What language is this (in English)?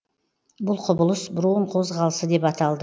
Kazakh